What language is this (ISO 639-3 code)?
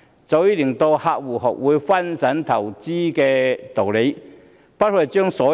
yue